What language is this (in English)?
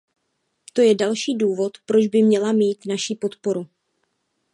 Czech